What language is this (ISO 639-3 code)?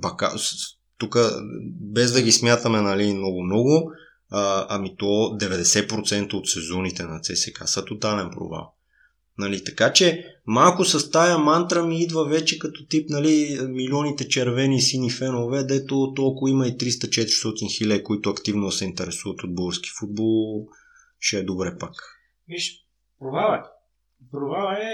bul